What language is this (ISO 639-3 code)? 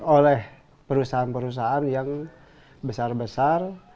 ind